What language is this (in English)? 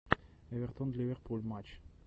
Russian